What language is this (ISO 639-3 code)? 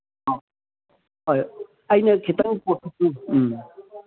mni